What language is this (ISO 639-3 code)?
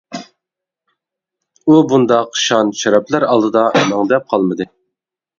uig